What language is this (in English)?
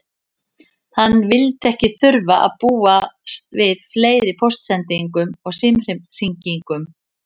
Icelandic